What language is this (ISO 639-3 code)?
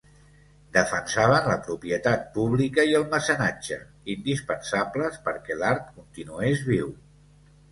cat